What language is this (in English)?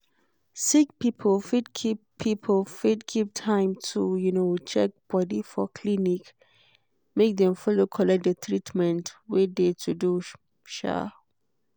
Nigerian Pidgin